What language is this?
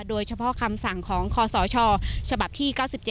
Thai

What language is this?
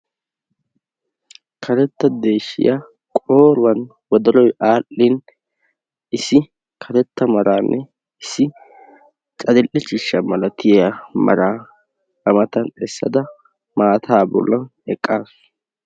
Wolaytta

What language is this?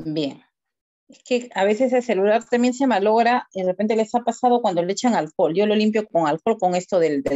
Spanish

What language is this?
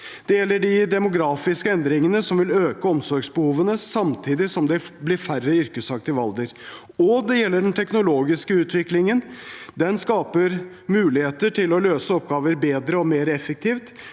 Norwegian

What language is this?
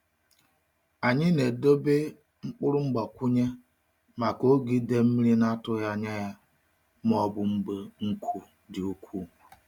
Igbo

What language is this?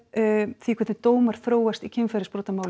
Icelandic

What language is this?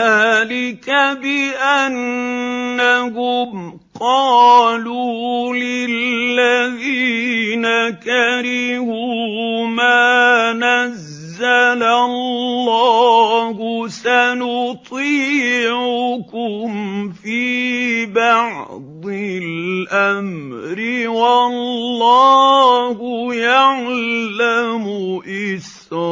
Arabic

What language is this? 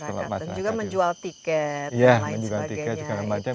Indonesian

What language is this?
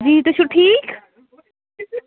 Kashmiri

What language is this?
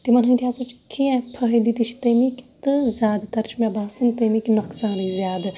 Kashmiri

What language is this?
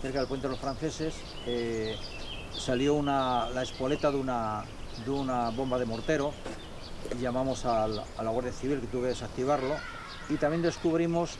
Spanish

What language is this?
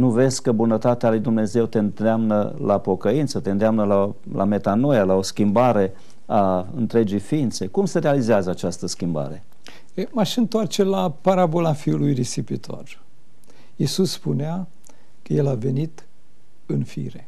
Romanian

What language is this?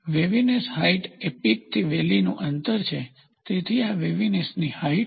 Gujarati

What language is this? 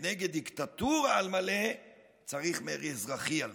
Hebrew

